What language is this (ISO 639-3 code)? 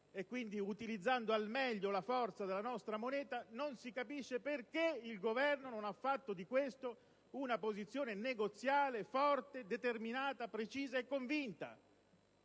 ita